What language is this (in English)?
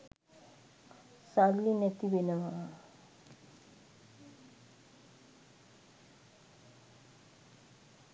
Sinhala